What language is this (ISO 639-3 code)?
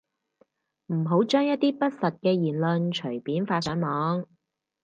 yue